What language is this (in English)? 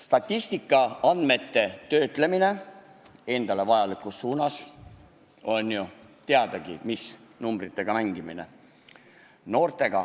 Estonian